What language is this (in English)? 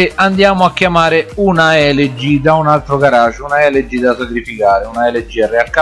Italian